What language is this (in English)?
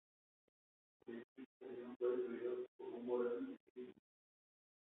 Spanish